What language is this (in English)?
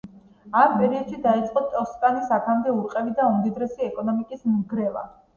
Georgian